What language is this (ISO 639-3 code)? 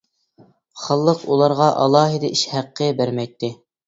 uig